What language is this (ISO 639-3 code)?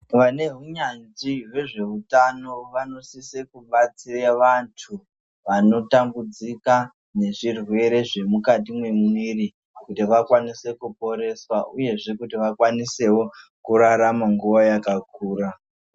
ndc